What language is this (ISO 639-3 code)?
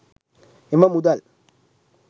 sin